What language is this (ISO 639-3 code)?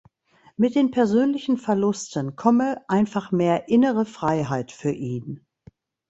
deu